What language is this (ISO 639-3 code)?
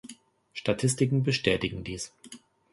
deu